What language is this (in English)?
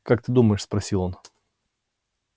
Russian